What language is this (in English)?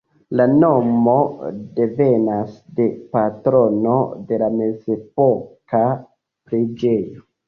Esperanto